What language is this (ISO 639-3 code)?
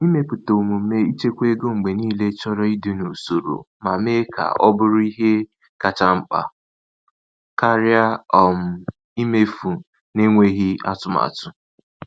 ibo